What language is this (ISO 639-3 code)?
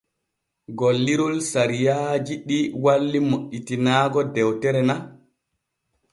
fue